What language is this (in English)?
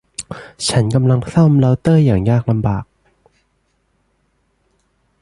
Thai